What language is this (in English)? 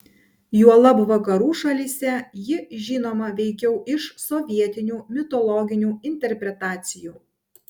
Lithuanian